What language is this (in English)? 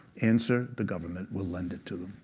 English